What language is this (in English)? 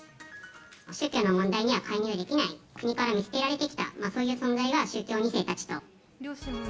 Japanese